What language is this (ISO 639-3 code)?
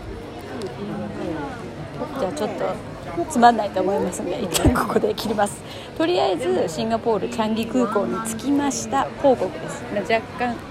jpn